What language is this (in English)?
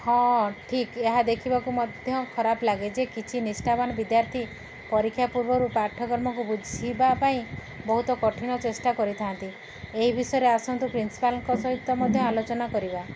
Odia